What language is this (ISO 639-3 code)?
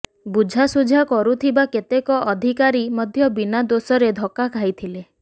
ori